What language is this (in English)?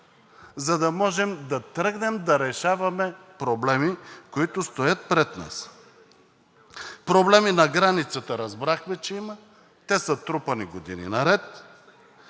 Bulgarian